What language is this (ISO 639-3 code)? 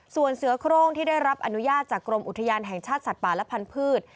tha